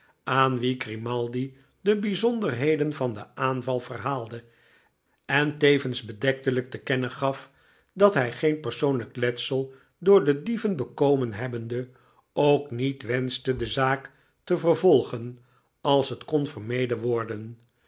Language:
Dutch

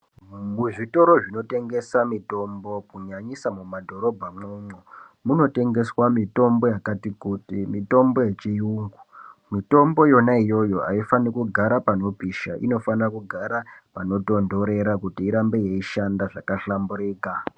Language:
Ndau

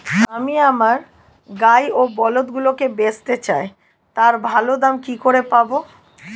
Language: Bangla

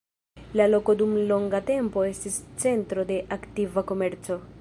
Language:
Esperanto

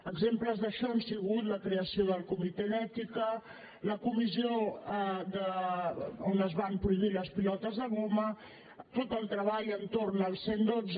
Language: Catalan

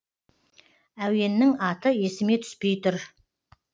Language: Kazakh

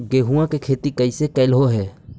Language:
Magahi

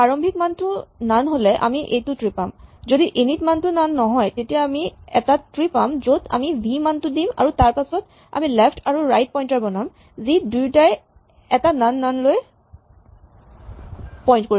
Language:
Assamese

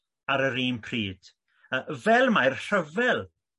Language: Welsh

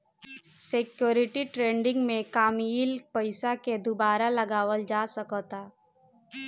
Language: Bhojpuri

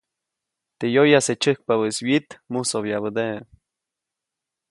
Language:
Copainalá Zoque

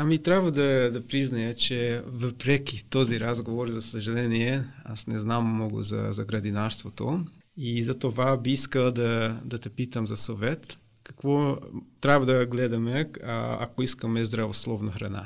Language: Bulgarian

